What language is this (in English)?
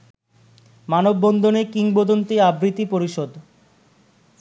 Bangla